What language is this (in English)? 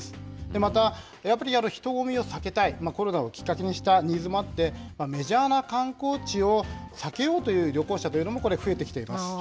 Japanese